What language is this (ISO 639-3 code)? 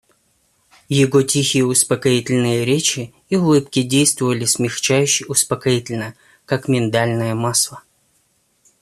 rus